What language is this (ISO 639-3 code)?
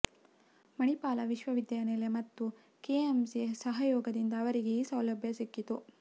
kan